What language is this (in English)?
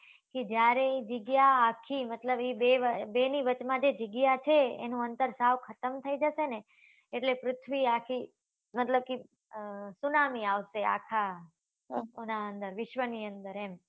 Gujarati